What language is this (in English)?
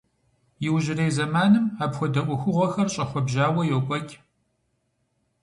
Kabardian